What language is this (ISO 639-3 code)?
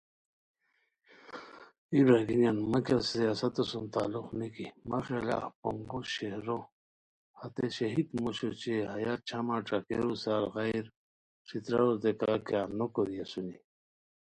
khw